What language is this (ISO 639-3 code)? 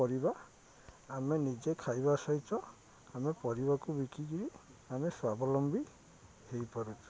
ori